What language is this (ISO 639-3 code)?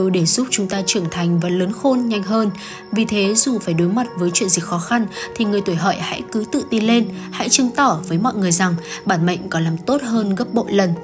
vie